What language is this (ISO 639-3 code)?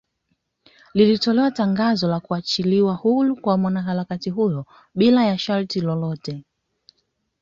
swa